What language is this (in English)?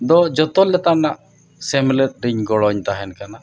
Santali